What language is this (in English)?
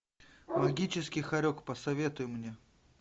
Russian